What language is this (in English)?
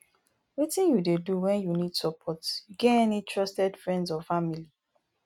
Nigerian Pidgin